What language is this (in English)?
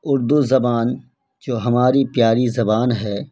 Urdu